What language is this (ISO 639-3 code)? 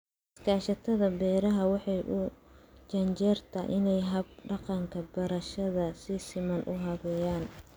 som